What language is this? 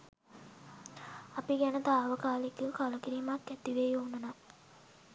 Sinhala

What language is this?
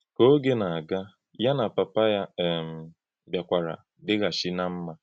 Igbo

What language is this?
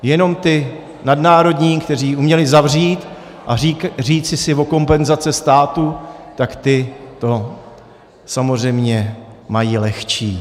Czech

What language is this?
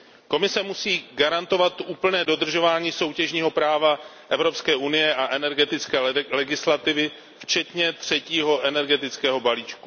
Czech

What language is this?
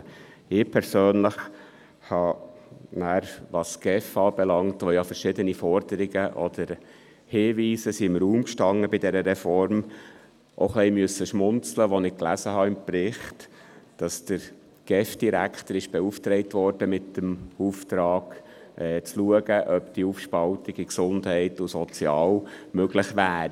Swiss German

